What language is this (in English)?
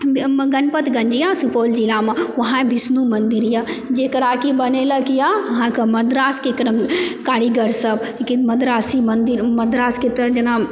Maithili